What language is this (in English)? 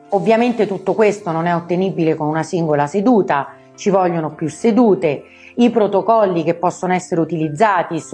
Italian